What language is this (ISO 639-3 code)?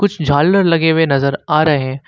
hin